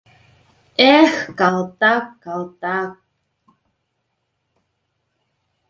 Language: Mari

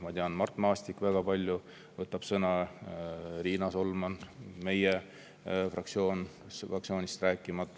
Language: Estonian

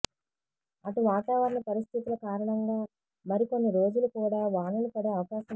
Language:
Telugu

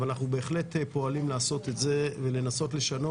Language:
Hebrew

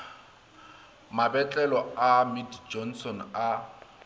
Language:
Northern Sotho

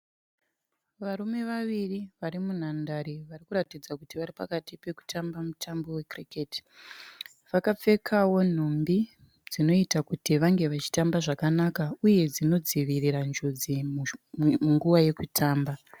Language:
Shona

